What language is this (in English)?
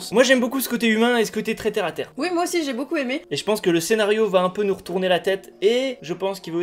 French